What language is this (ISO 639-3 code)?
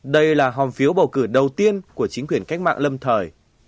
vie